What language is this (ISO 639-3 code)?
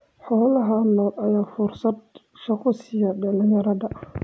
som